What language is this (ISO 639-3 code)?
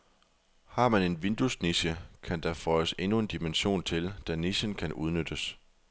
dan